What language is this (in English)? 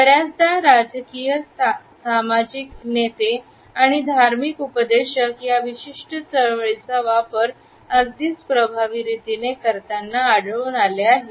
Marathi